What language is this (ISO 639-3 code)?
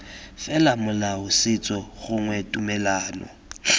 tsn